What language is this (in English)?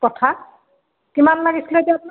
Assamese